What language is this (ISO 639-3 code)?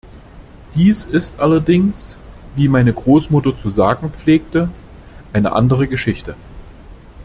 deu